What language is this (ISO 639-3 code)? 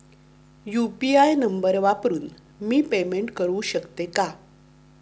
mar